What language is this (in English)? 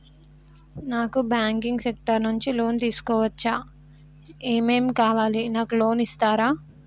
Telugu